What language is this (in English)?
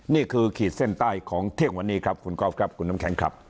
Thai